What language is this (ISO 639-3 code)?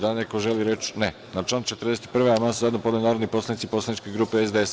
srp